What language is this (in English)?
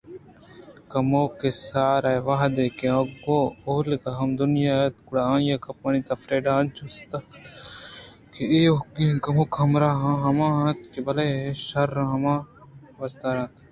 Eastern Balochi